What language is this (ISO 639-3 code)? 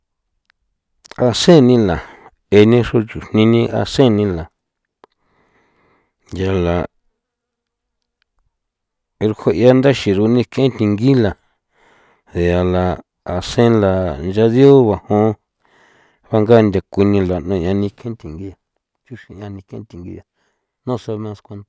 pow